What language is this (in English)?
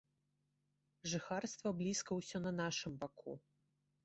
Belarusian